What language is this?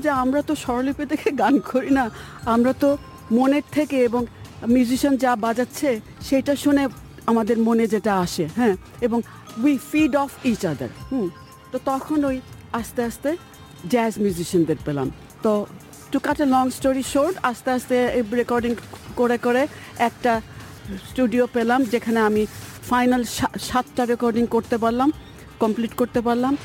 Bangla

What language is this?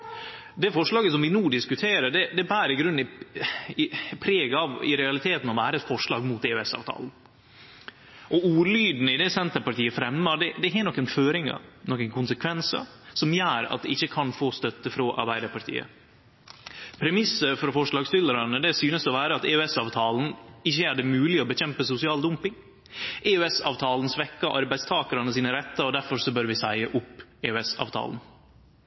Norwegian Nynorsk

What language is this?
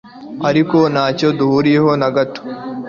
Kinyarwanda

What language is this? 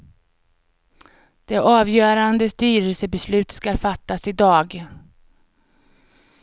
Swedish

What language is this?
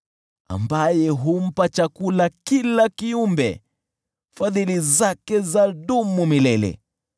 Swahili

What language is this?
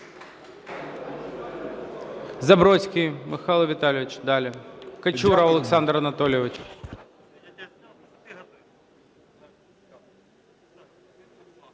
Ukrainian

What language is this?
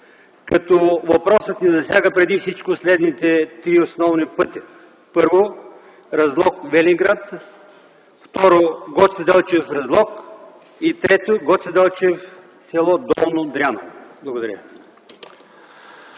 Bulgarian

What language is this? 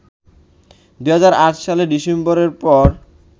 Bangla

